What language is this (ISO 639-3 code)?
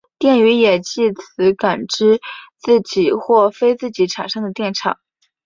zho